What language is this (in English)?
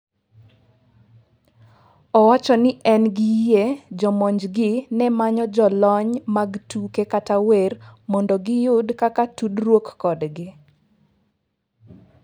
Luo (Kenya and Tanzania)